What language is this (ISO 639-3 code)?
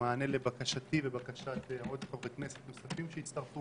heb